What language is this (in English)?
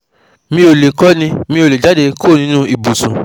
Yoruba